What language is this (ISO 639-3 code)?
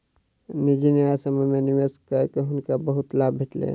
mai